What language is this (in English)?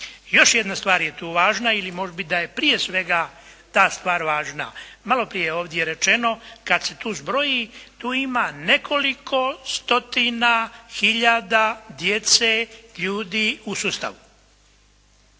Croatian